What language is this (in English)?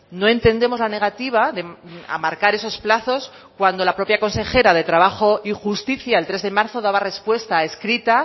Spanish